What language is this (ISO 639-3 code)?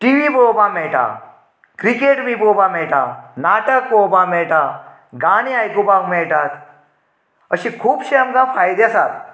kok